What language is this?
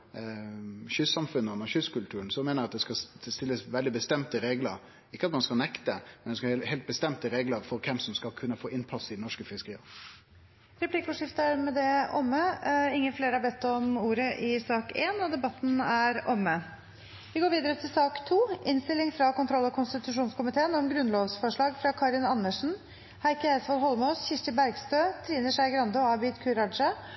Norwegian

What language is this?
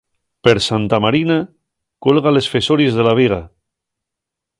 Asturian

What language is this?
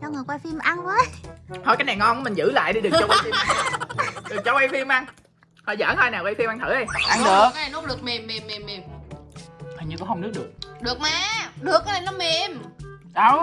Vietnamese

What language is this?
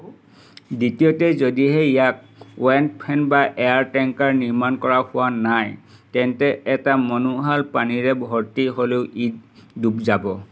Assamese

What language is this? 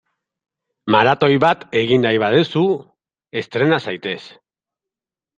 Basque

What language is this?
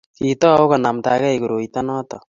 Kalenjin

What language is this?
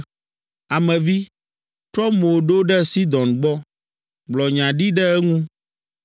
Ewe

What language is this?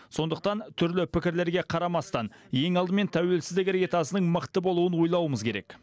Kazakh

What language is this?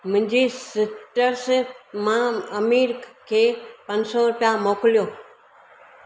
Sindhi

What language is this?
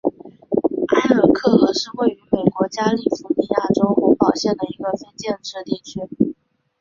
Chinese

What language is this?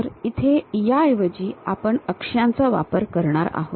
Marathi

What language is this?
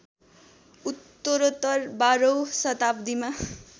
Nepali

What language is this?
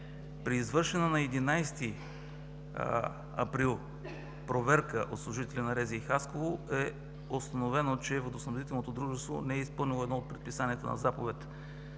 Bulgarian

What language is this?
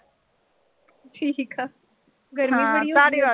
Punjabi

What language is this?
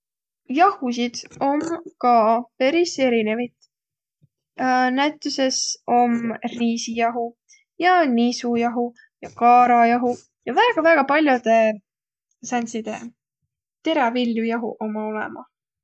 Võro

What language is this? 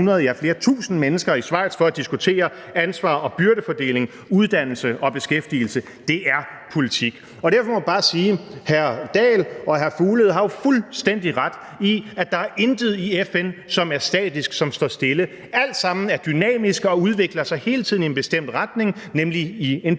Danish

